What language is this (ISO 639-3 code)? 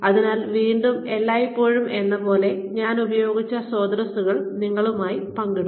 mal